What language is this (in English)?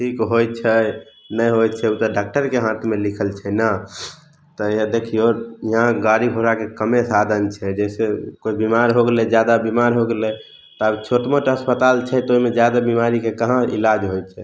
Maithili